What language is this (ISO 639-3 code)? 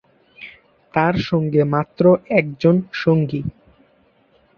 ben